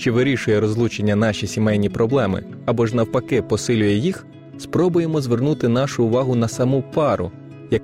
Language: Ukrainian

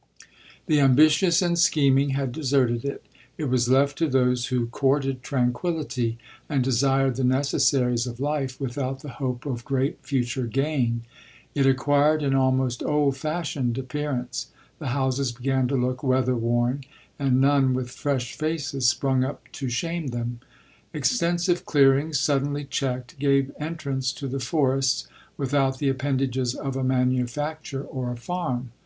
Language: English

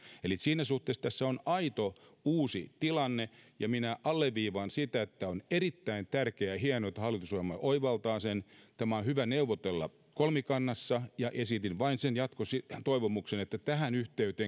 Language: Finnish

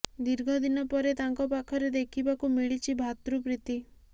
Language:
Odia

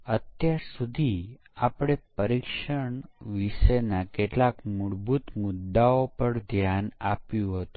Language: Gujarati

